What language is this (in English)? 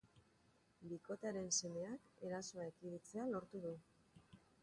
Basque